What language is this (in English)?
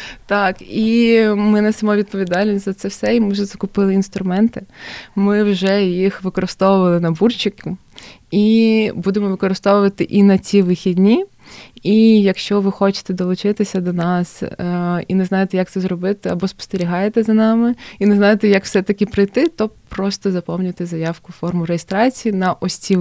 Ukrainian